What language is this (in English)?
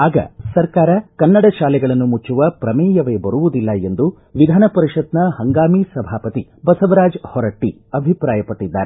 Kannada